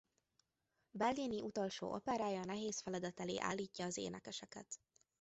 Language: Hungarian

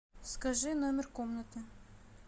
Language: Russian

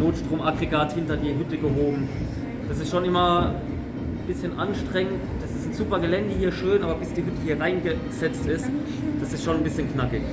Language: German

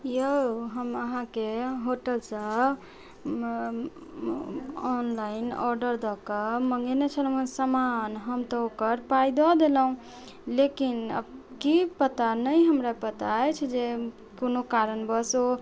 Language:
Maithili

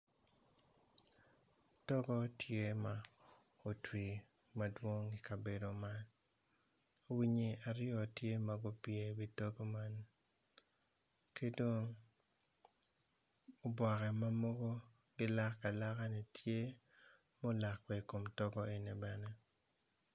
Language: Acoli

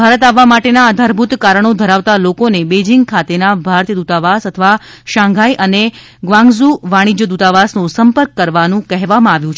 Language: Gujarati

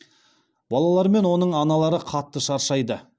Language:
Kazakh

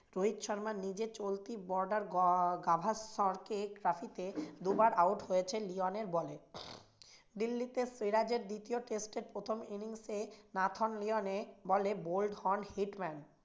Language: Bangla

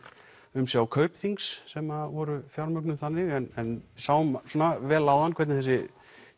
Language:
Icelandic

